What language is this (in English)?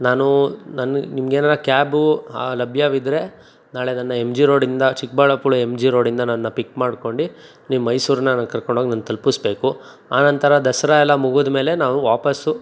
Kannada